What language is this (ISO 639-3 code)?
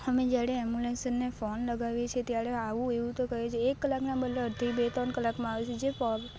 guj